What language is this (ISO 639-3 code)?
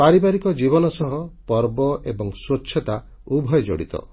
ori